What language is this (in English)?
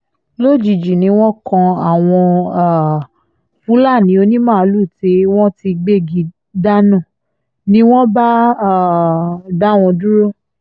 Yoruba